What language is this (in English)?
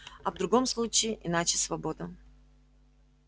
Russian